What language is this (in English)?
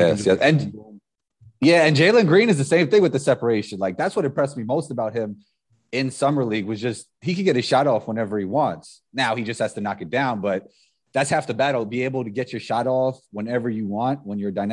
English